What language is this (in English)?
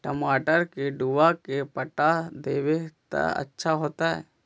Magahi